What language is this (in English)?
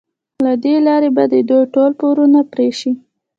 Pashto